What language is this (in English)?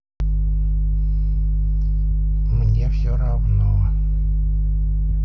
Russian